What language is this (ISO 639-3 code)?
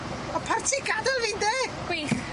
cym